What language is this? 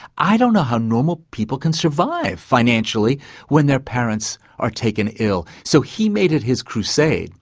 English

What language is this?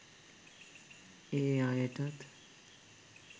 Sinhala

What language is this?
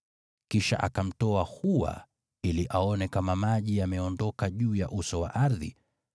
Swahili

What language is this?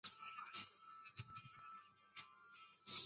Chinese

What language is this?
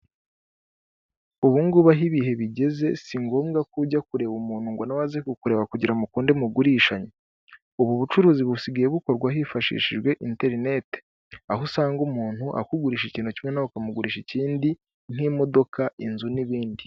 Kinyarwanda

